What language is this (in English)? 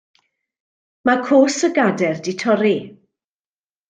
Welsh